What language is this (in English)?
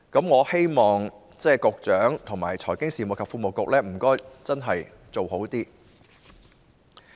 Cantonese